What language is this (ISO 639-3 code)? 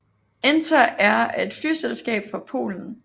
dan